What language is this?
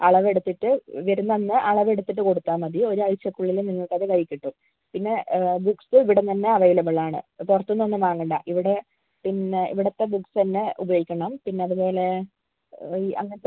Malayalam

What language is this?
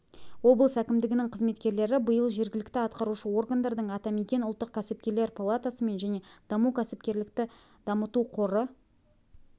Kazakh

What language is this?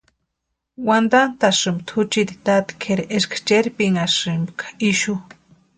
Western Highland Purepecha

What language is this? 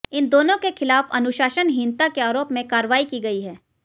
Hindi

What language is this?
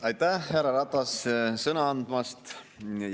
Estonian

